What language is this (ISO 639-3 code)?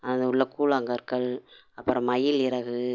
tam